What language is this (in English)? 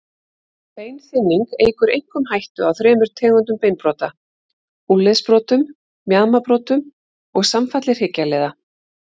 Icelandic